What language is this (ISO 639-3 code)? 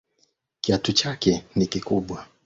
swa